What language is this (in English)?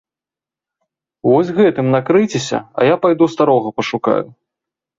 Belarusian